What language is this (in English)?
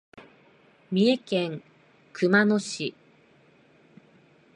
Japanese